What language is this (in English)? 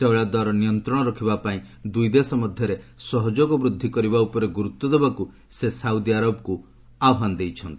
Odia